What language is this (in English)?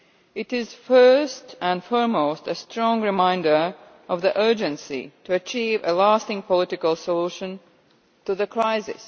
English